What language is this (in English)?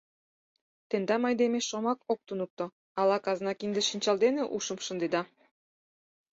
Mari